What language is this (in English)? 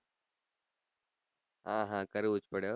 Gujarati